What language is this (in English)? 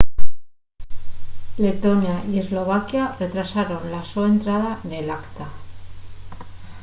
Asturian